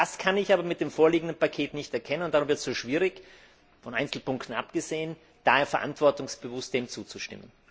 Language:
German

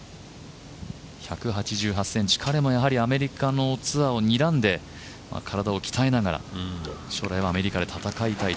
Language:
Japanese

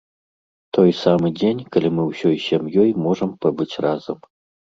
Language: Belarusian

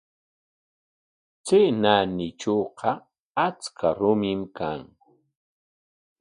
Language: Corongo Ancash Quechua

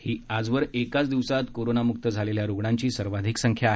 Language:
Marathi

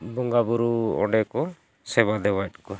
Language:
Santali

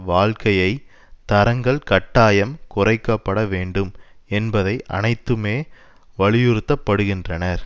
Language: Tamil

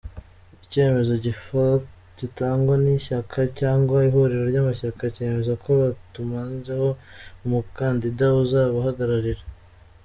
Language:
Kinyarwanda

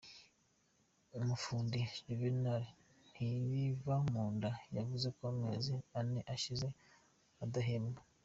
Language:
Kinyarwanda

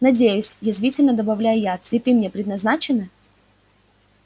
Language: Russian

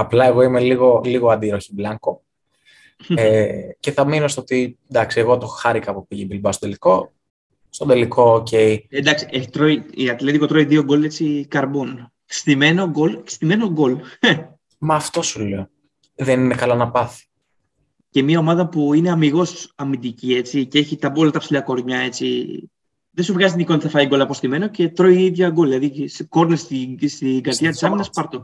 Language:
Greek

